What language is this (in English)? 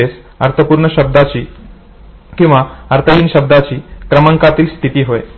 Marathi